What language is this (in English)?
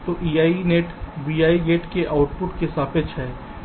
Hindi